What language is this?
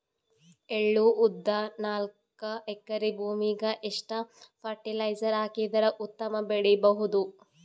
Kannada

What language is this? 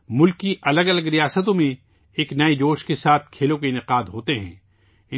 Urdu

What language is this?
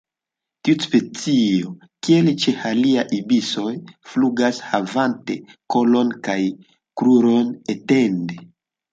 Esperanto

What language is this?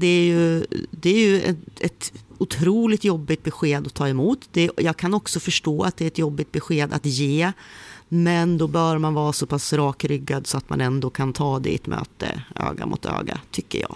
Swedish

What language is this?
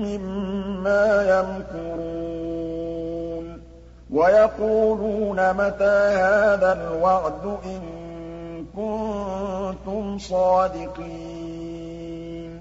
Arabic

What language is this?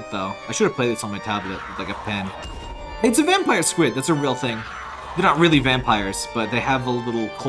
English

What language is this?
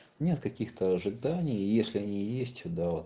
Russian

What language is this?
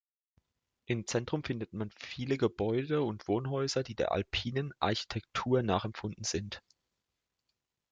German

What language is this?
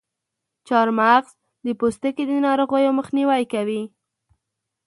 Pashto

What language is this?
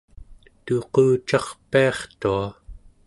Central Yupik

